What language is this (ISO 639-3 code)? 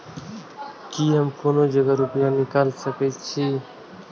mai